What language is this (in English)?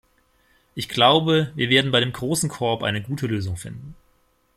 German